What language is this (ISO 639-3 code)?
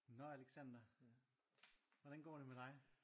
dan